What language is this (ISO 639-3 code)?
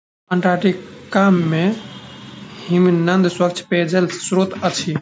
mai